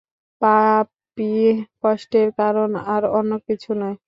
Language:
Bangla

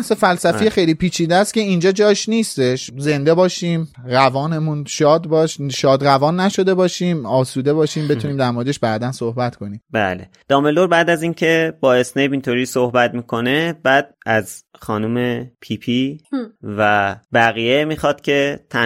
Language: Persian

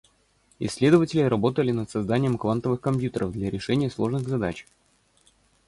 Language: Russian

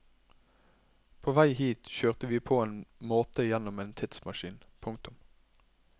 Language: Norwegian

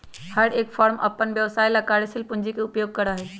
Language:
Magahi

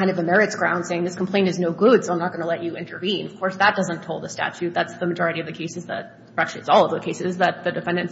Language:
English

